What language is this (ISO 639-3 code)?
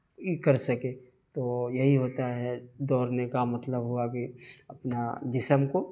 urd